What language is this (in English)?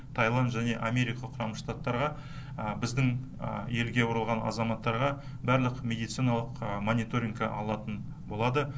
Kazakh